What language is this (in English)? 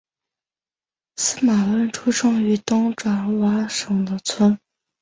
Chinese